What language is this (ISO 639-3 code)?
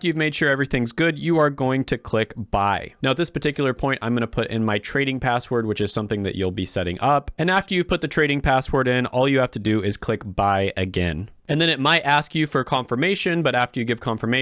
eng